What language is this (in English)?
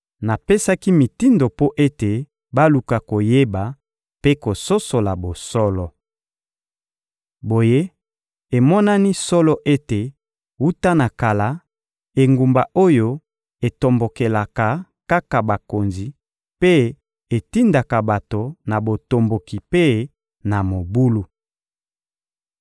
Lingala